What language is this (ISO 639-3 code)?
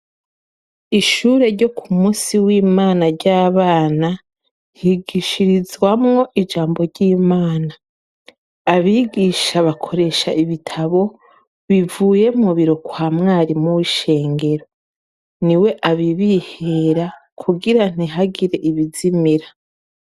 run